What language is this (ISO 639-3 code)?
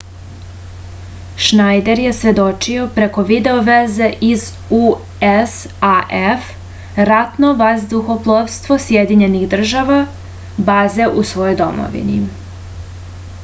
srp